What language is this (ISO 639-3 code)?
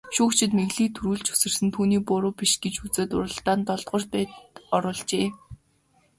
mon